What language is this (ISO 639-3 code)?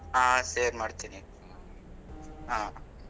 kan